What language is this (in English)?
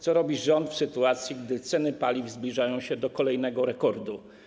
Polish